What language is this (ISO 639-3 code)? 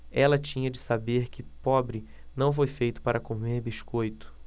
por